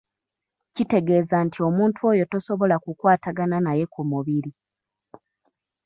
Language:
Ganda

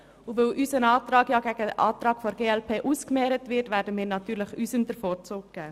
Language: Swiss German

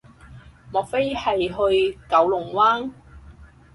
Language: Cantonese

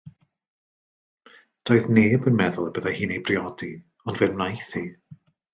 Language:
Welsh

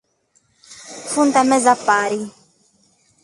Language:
Sardinian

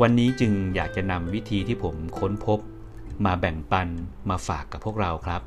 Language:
Thai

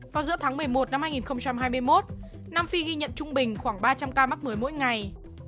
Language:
Vietnamese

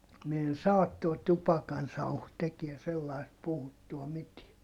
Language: Finnish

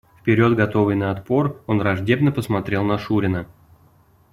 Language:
Russian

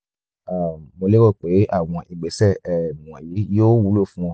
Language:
Yoruba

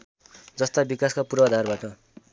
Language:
Nepali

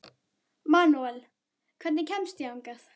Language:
Icelandic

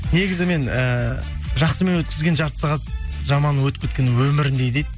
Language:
Kazakh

